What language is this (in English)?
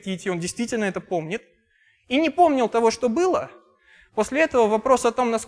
Russian